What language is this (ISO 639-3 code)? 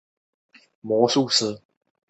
zho